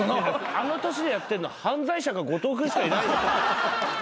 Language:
Japanese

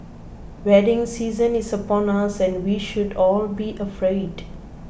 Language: English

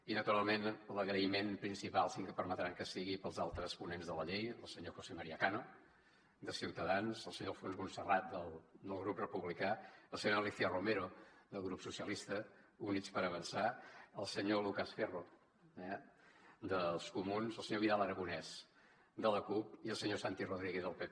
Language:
Catalan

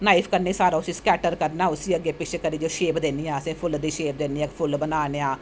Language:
Dogri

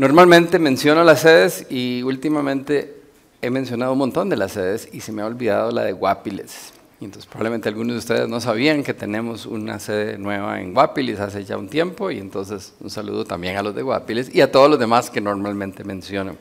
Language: Spanish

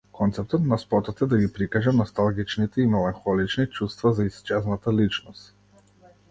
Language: Macedonian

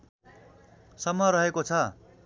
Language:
Nepali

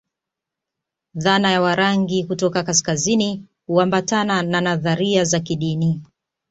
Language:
Swahili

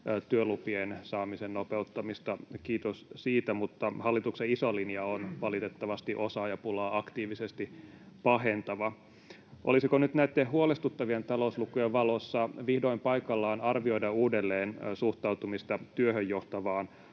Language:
Finnish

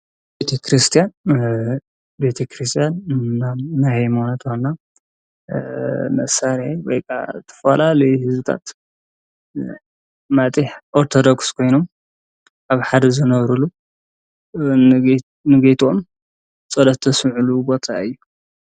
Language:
Tigrinya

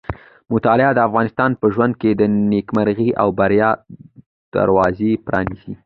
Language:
Pashto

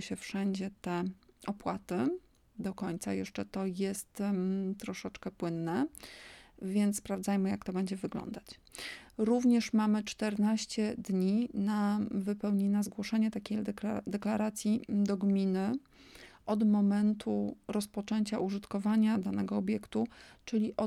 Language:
Polish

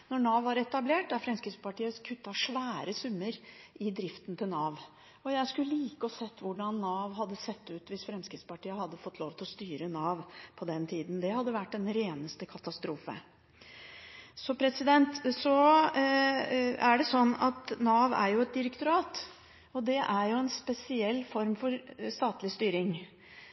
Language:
Norwegian Bokmål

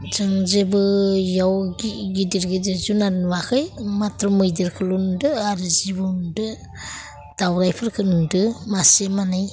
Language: Bodo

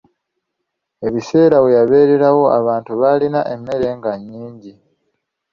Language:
Ganda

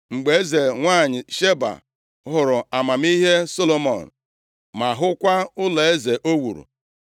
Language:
Igbo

